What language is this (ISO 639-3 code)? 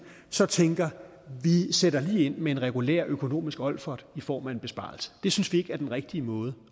dan